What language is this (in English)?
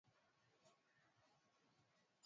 Swahili